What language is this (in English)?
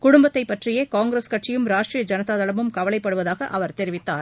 Tamil